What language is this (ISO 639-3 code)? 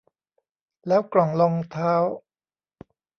tha